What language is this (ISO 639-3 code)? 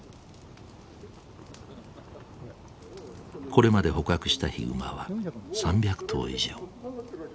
jpn